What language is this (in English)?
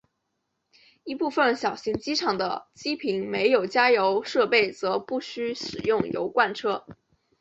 Chinese